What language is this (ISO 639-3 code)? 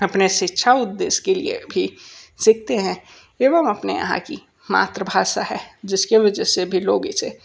hin